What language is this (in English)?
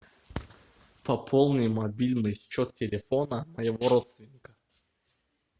Russian